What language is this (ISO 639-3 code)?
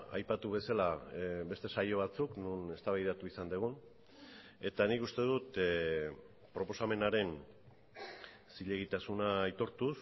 eus